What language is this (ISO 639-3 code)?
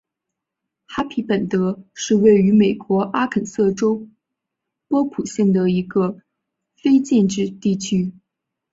zho